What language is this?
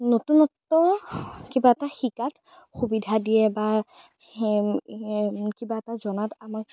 Assamese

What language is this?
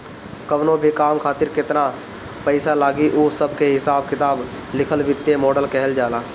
Bhojpuri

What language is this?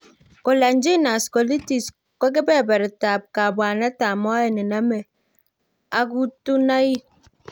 Kalenjin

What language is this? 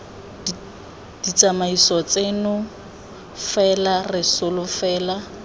Tswana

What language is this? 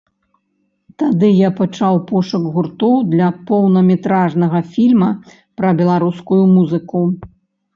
Belarusian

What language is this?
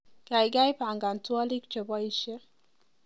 Kalenjin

